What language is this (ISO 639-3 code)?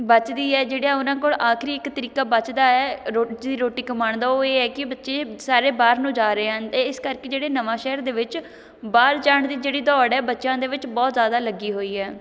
pan